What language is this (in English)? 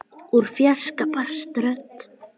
Icelandic